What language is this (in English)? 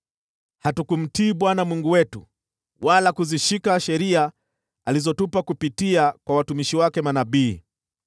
Swahili